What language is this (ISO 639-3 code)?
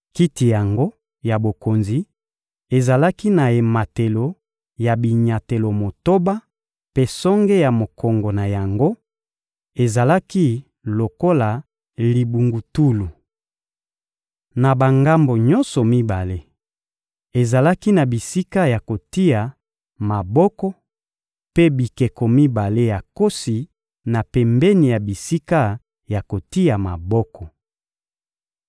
lin